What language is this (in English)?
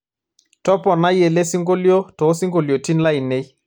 Masai